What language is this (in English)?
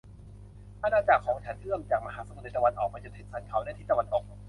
Thai